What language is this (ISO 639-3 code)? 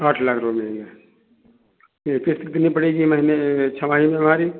hin